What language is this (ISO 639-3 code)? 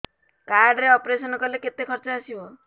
ori